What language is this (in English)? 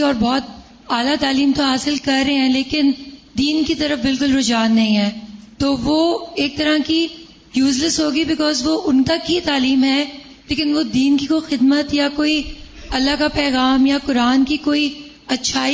Urdu